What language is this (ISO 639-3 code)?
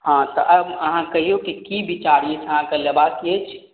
mai